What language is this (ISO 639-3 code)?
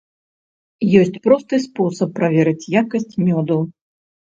bel